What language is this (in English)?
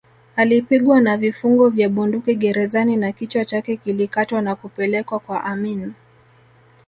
Swahili